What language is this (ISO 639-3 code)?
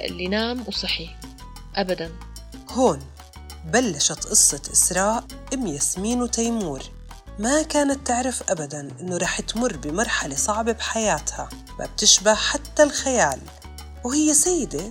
ara